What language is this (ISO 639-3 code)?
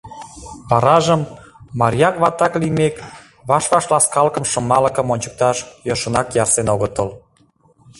chm